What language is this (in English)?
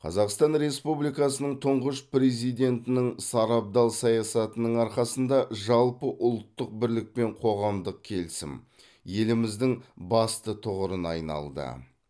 Kazakh